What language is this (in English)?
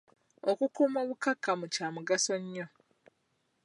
Ganda